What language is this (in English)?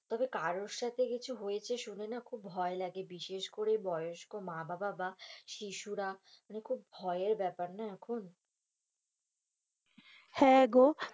Bangla